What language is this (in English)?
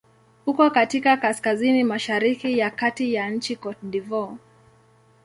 Swahili